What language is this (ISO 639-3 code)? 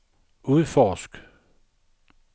dan